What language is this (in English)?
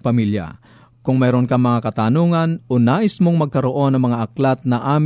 Filipino